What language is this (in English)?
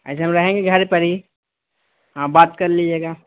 Urdu